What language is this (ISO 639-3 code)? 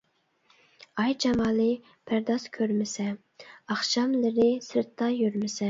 uig